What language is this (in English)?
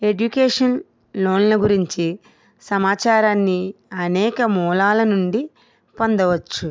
Telugu